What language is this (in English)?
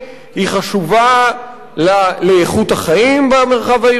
Hebrew